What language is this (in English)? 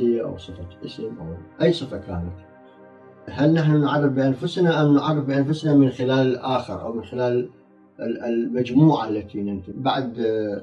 Arabic